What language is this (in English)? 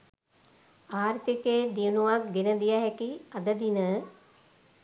Sinhala